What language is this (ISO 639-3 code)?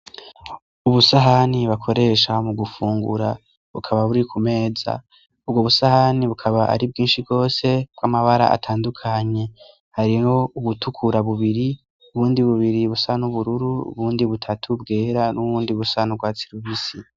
run